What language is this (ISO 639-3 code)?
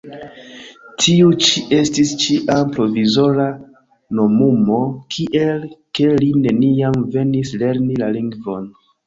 epo